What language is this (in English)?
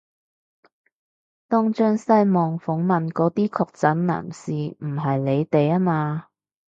Cantonese